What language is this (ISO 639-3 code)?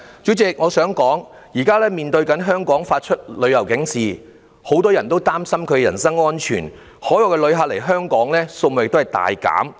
yue